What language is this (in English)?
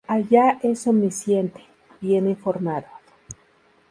Spanish